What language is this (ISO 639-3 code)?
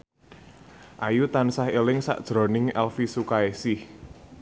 jav